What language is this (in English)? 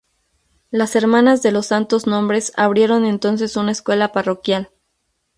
Spanish